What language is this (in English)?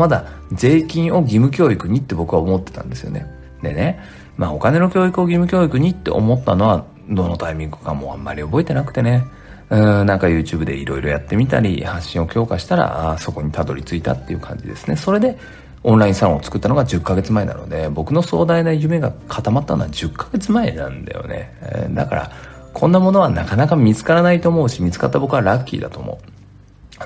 Japanese